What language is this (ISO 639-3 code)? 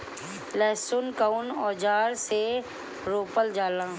bho